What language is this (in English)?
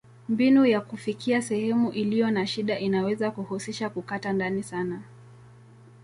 Swahili